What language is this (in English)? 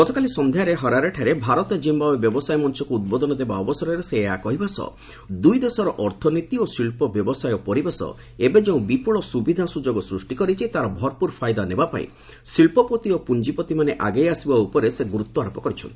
Odia